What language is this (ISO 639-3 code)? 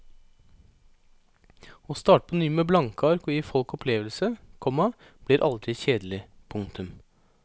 nor